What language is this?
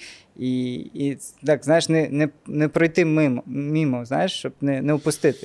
Ukrainian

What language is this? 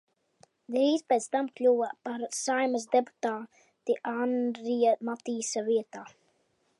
Latvian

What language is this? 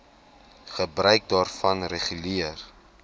Afrikaans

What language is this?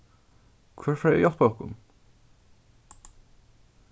Faroese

